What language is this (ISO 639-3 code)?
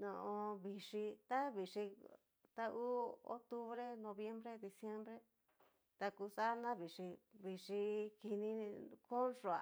miu